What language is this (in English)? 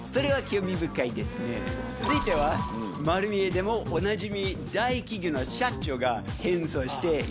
Japanese